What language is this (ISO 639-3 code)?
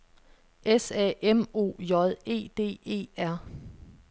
dan